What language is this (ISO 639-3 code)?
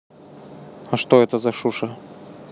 rus